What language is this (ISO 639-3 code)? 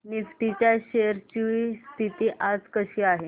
mar